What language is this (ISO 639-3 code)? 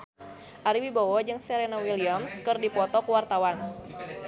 sun